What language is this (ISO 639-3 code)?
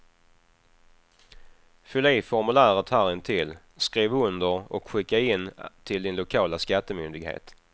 swe